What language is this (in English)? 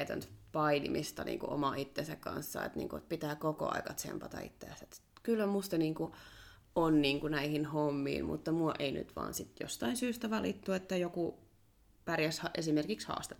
Finnish